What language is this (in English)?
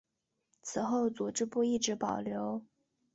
Chinese